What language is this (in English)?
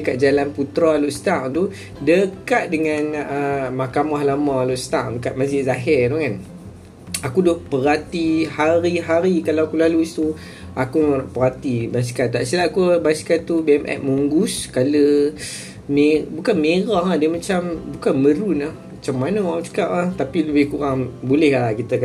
Malay